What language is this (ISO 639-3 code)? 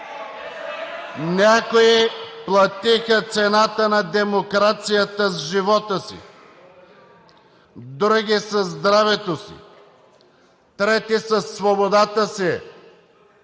bul